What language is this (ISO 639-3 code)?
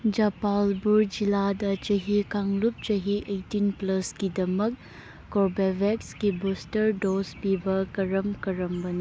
mni